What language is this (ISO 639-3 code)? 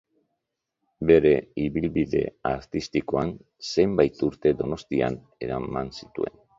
eus